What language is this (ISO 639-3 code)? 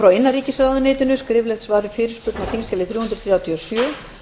isl